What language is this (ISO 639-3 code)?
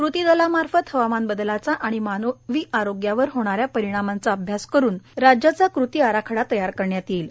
mar